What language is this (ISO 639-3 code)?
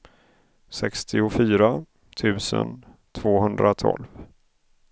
swe